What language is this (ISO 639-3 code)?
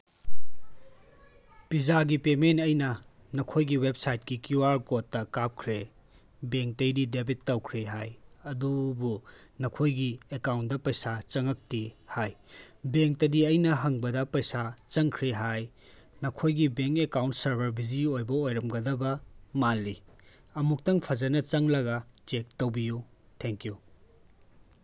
mni